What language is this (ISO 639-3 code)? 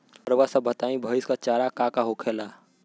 bho